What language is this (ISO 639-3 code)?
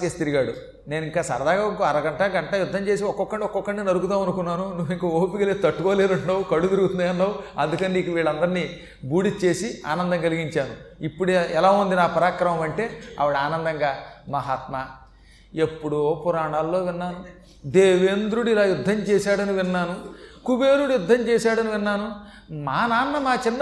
tel